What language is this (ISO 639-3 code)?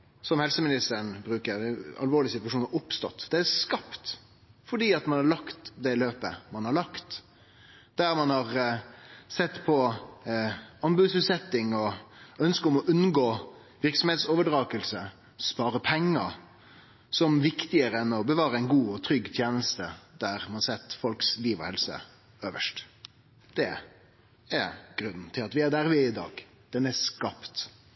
nno